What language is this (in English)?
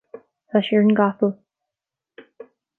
Irish